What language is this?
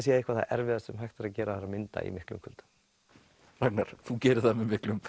Icelandic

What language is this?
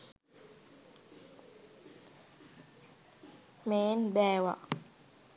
Sinhala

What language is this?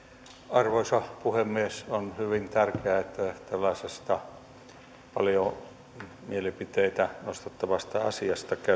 Finnish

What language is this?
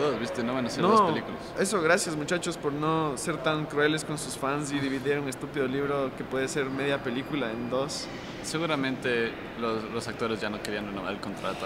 Spanish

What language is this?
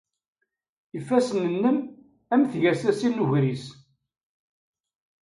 Kabyle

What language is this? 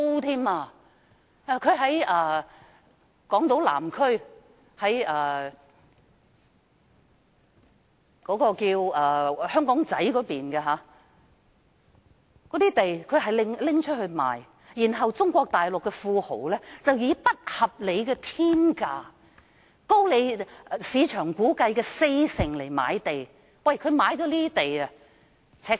Cantonese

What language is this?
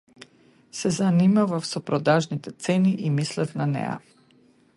Macedonian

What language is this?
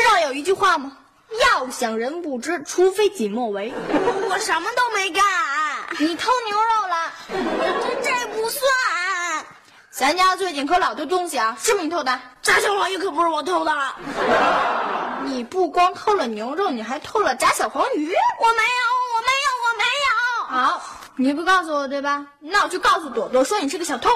Chinese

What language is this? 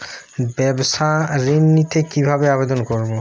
Bangla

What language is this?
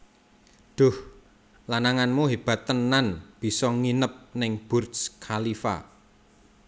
Javanese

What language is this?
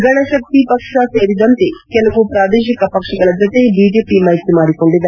Kannada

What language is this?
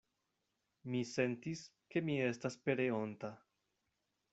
Esperanto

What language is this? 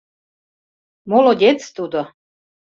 Mari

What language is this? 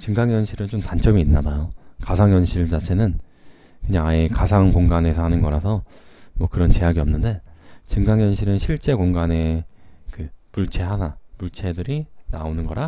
Korean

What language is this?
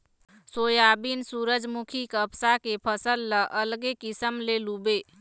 Chhattisgarhi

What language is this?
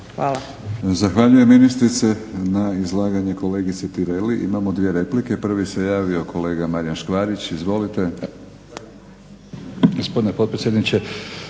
Croatian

